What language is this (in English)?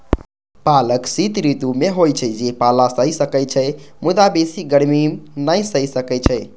Maithili